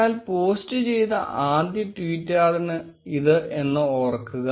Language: Malayalam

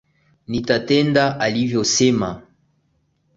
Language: Swahili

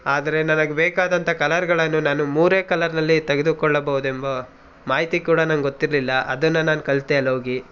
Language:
Kannada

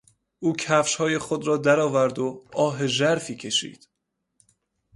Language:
Persian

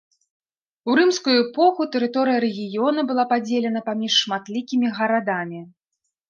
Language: Belarusian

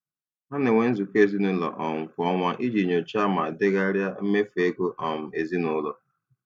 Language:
Igbo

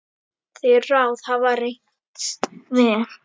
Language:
Icelandic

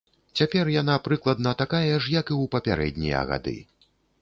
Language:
Belarusian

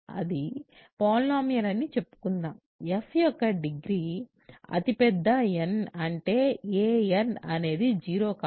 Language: Telugu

